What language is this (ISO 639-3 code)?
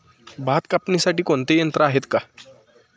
mar